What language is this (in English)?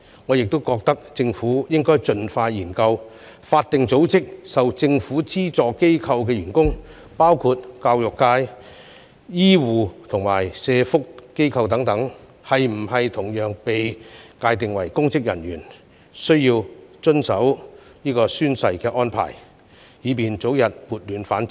Cantonese